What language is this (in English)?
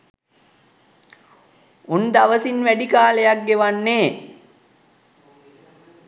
Sinhala